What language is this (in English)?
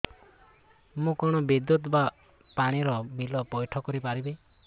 Odia